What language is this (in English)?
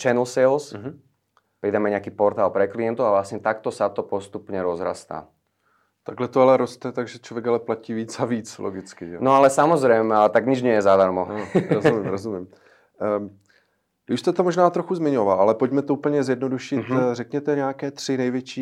Czech